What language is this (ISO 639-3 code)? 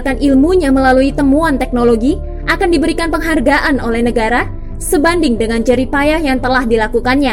ind